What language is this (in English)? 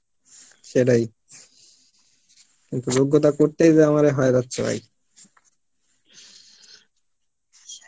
Bangla